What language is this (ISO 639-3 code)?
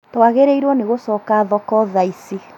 kik